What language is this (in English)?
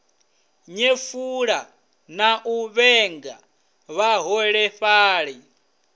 Venda